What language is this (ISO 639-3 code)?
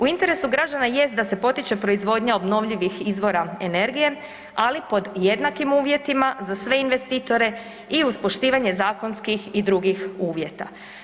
hrv